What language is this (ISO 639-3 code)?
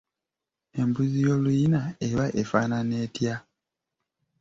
lug